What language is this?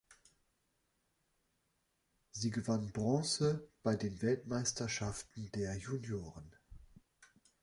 German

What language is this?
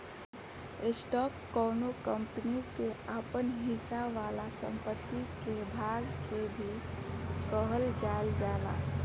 Bhojpuri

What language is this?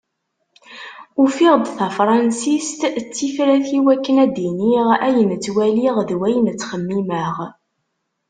Kabyle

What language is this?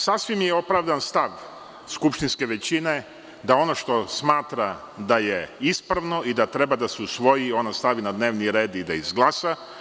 Serbian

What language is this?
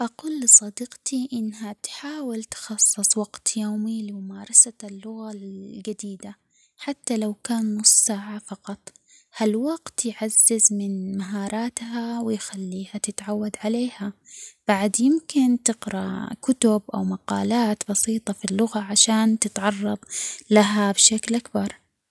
Omani Arabic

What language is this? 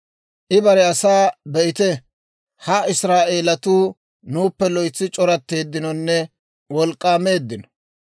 Dawro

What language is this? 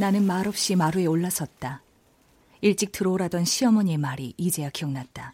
Korean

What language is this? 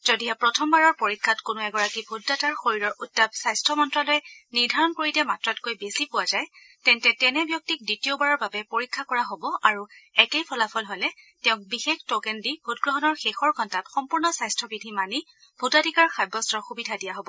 Assamese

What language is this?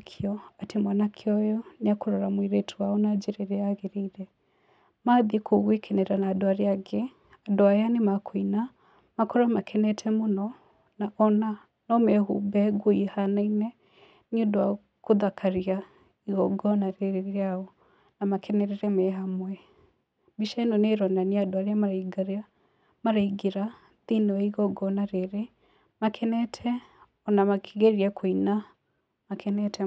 Kikuyu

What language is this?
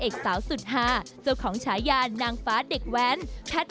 Thai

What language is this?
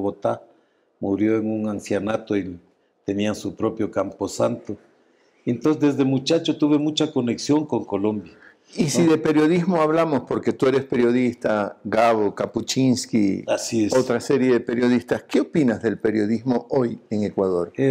Spanish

